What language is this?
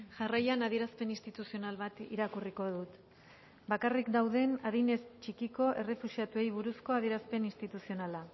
Basque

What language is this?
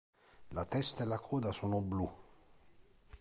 Italian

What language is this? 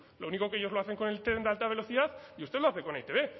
Spanish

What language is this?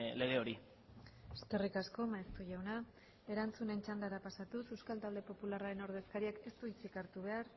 Basque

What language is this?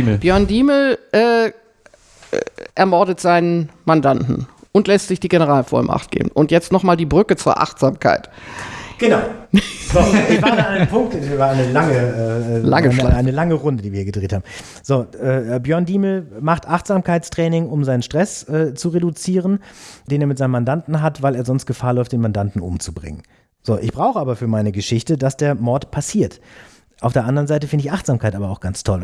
German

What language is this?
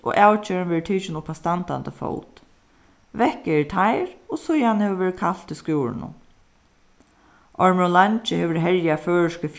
Faroese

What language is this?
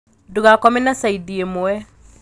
Kikuyu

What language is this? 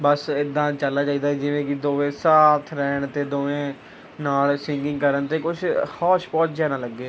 Punjabi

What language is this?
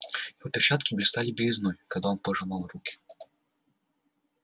Russian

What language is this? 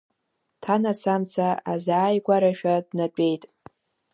Abkhazian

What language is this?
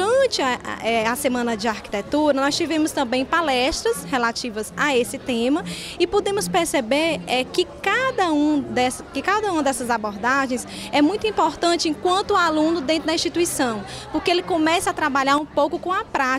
Portuguese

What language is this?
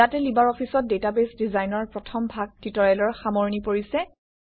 Assamese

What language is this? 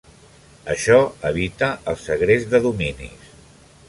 Catalan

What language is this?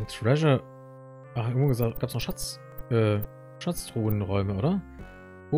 German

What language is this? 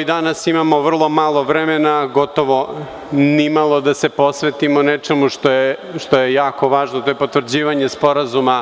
Serbian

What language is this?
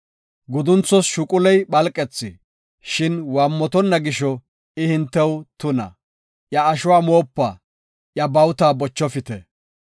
Gofa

